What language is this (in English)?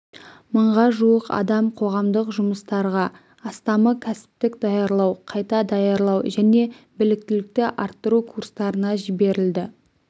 Kazakh